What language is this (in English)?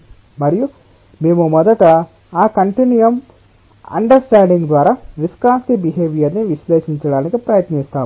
Telugu